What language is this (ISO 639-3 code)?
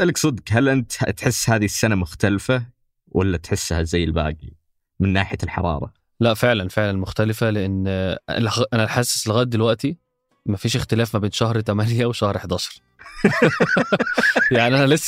ara